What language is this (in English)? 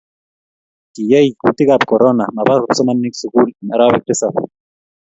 Kalenjin